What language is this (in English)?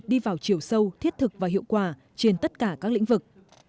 Vietnamese